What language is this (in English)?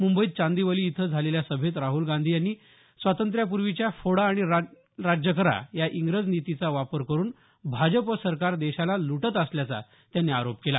Marathi